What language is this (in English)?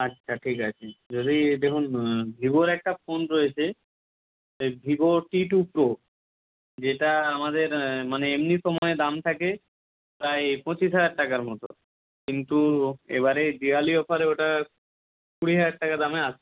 Bangla